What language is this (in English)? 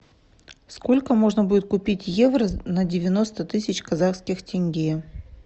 Russian